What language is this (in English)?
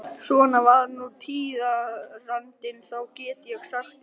Icelandic